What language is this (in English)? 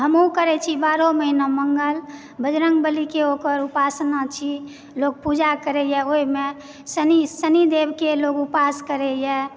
Maithili